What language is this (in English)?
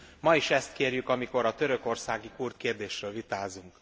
Hungarian